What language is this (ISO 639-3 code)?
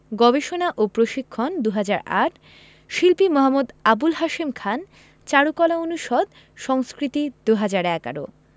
ben